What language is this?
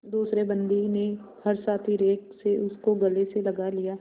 Hindi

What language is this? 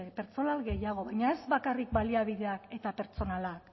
Basque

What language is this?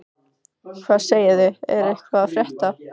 Icelandic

